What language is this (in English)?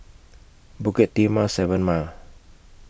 English